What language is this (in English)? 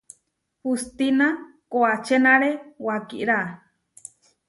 Huarijio